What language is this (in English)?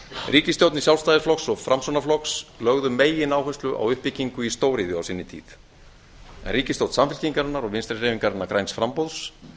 Icelandic